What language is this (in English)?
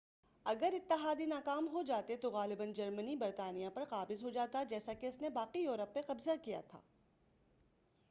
Urdu